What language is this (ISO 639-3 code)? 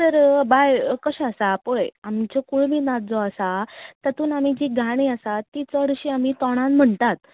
kok